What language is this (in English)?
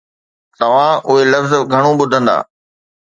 Sindhi